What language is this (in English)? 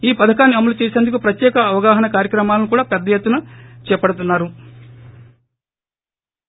Telugu